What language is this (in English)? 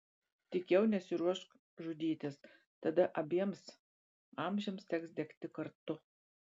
Lithuanian